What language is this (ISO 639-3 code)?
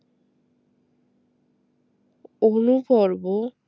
ben